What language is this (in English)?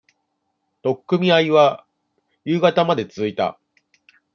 Japanese